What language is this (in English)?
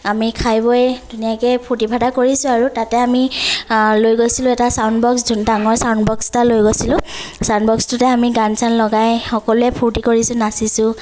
Assamese